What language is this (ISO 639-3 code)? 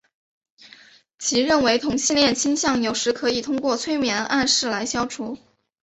zho